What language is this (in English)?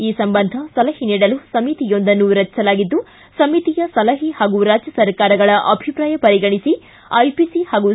Kannada